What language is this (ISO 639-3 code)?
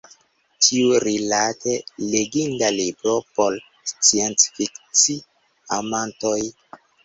epo